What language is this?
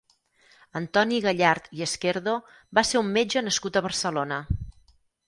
Catalan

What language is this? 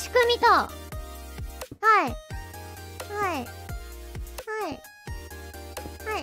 Japanese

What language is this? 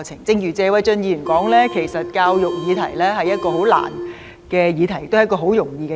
Cantonese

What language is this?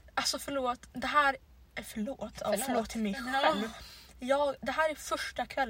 Swedish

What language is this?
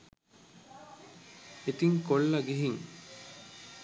Sinhala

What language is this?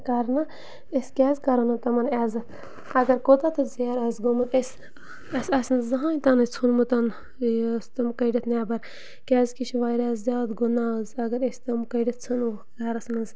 Kashmiri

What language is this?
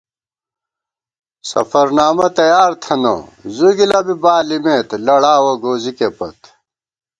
Gawar-Bati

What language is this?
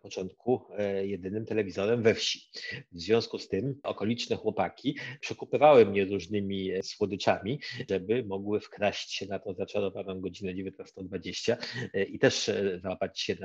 Polish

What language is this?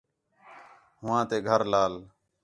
Khetrani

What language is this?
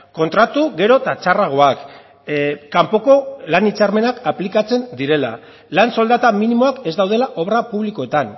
Basque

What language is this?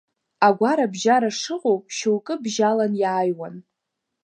Abkhazian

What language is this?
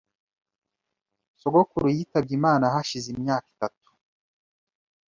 Kinyarwanda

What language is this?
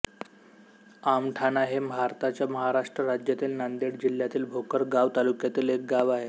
Marathi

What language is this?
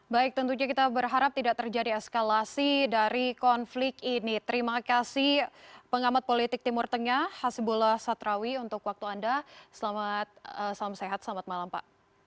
Indonesian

